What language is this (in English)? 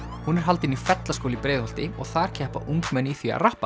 Icelandic